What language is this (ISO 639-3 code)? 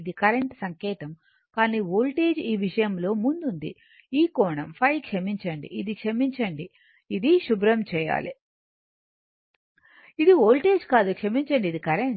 tel